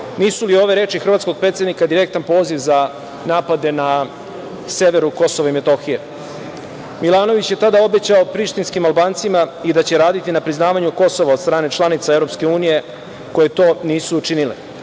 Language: Serbian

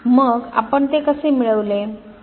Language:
Marathi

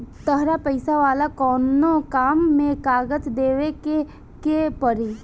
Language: Bhojpuri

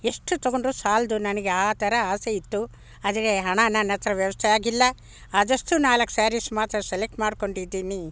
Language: Kannada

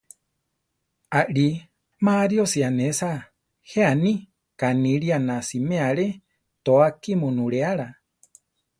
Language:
Central Tarahumara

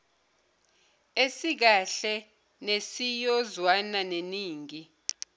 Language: Zulu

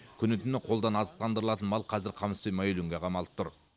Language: Kazakh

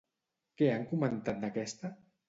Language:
Catalan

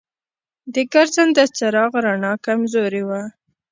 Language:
Pashto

